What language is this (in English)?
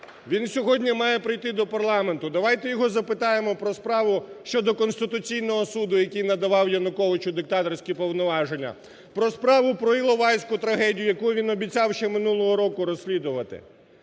Ukrainian